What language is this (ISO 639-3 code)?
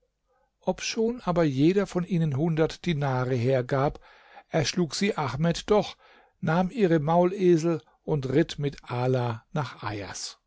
deu